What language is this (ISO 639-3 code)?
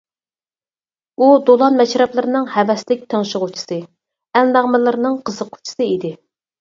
uig